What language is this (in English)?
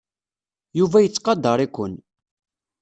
Kabyle